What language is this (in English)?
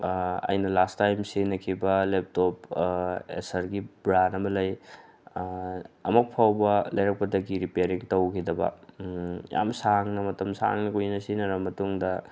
Manipuri